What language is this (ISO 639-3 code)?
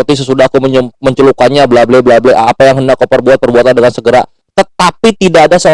ind